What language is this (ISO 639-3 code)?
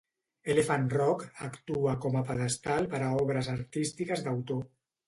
cat